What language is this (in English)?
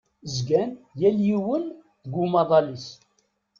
Kabyle